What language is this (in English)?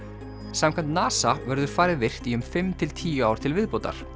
Icelandic